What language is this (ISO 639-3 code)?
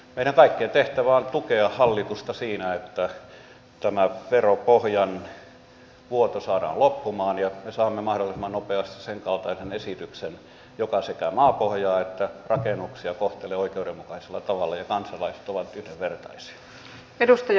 fin